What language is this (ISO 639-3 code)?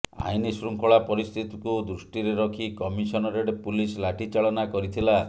ori